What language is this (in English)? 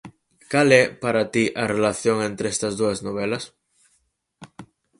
Galician